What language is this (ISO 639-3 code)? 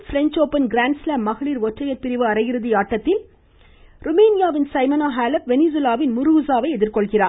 tam